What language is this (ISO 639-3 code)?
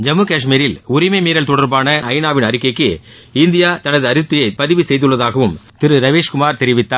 tam